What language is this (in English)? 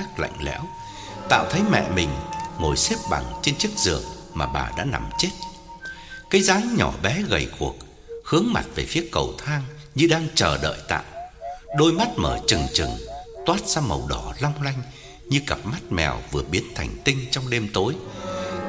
Vietnamese